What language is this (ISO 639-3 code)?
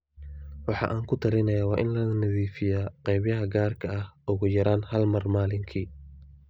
som